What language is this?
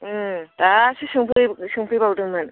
Bodo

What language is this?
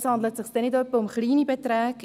Swiss German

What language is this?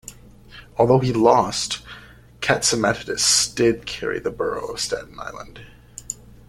English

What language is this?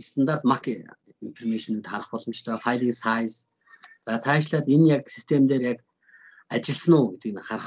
Turkish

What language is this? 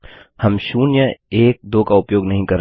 Hindi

